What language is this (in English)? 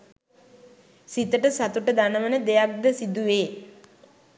Sinhala